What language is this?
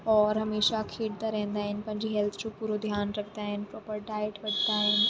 Sindhi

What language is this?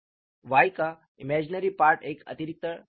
Hindi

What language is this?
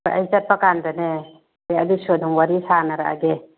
Manipuri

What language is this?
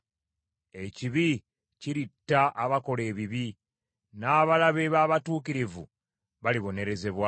Ganda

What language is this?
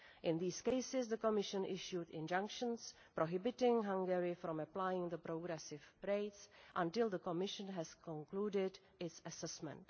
English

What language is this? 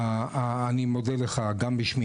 Hebrew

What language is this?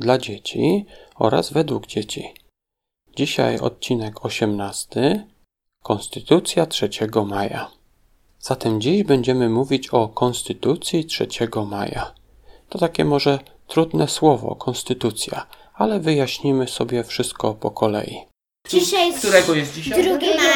Polish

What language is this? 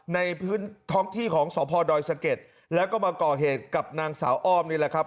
Thai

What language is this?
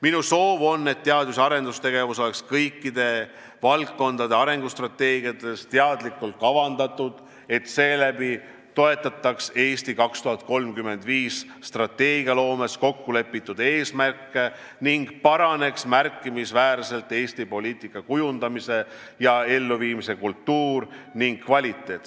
Estonian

